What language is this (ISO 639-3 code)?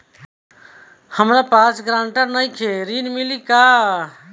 bho